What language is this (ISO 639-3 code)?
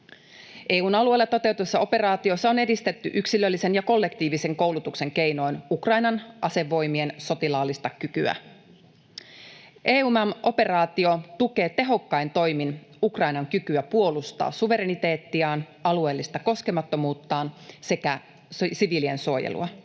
fin